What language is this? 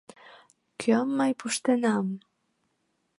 Mari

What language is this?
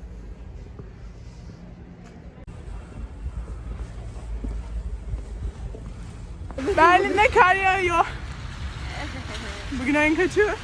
Turkish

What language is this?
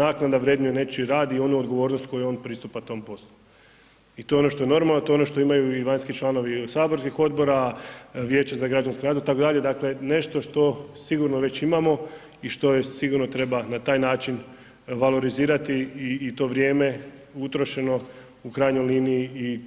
Croatian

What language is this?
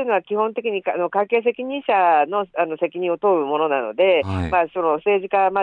Japanese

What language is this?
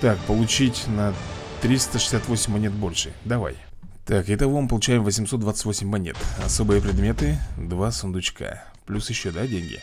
Russian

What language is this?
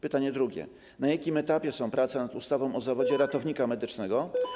Polish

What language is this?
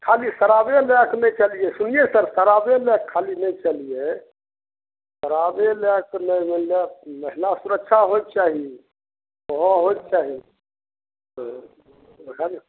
Maithili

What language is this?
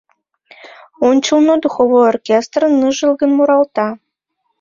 Mari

